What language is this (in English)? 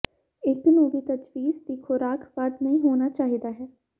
Punjabi